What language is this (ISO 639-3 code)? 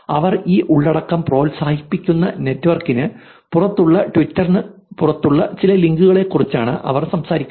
mal